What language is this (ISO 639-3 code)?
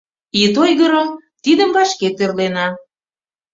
chm